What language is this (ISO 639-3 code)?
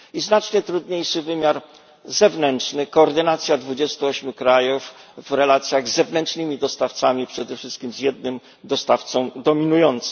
pol